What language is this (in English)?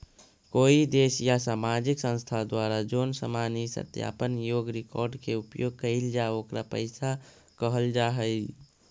Magahi